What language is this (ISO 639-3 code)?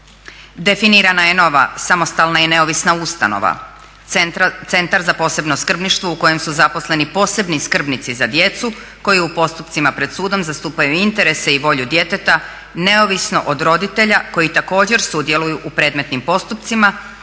hrv